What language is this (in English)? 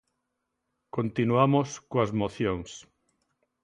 Galician